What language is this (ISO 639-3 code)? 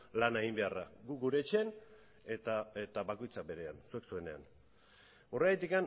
eus